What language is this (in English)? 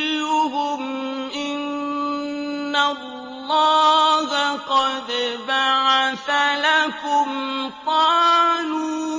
Arabic